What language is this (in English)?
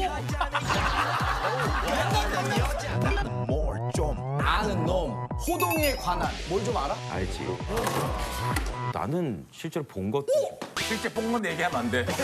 Korean